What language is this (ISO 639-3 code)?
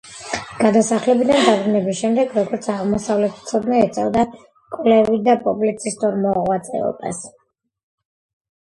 kat